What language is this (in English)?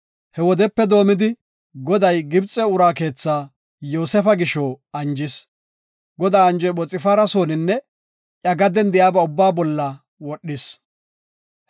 Gofa